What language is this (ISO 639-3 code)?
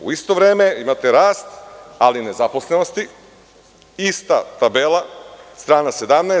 srp